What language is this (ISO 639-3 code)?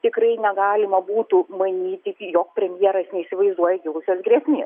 lit